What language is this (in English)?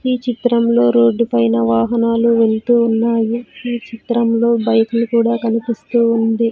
Telugu